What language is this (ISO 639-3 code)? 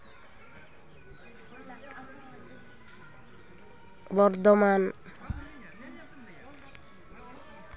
sat